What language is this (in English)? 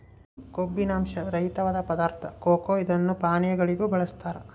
Kannada